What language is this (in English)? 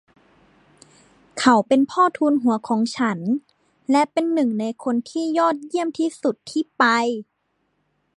Thai